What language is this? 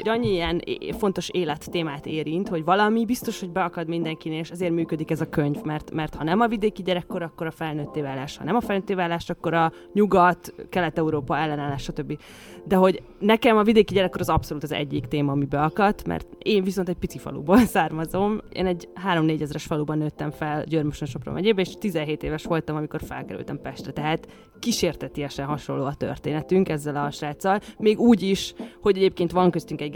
Hungarian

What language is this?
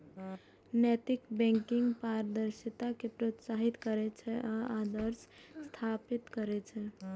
Maithili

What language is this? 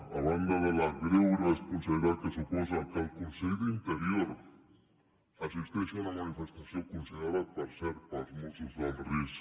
Catalan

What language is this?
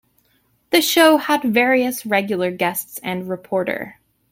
English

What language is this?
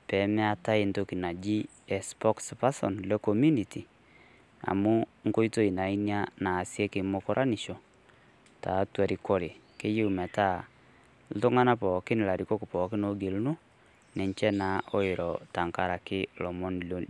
Masai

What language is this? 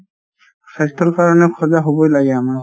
Assamese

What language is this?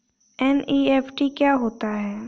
Hindi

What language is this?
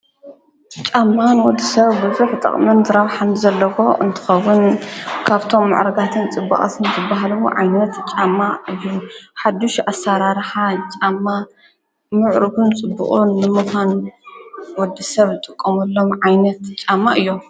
Tigrinya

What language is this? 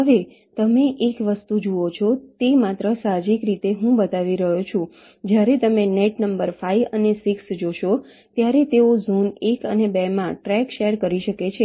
Gujarati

